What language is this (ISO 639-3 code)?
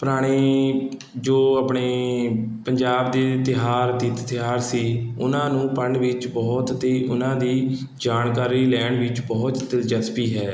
pan